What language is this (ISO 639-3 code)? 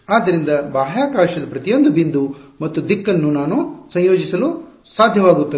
kan